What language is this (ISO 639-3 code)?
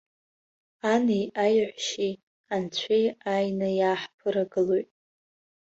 abk